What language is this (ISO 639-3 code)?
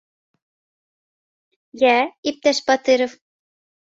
bak